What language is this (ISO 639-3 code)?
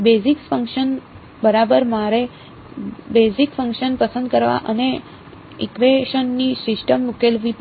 guj